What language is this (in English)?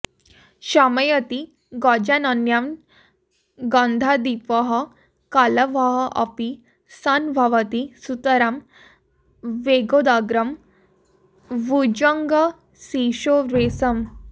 Sanskrit